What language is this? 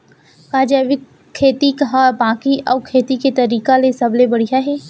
Chhattisgarhi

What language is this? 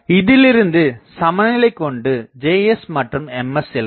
Tamil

